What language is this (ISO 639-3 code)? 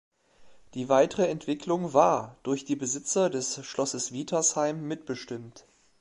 deu